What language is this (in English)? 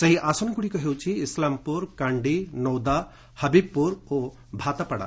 Odia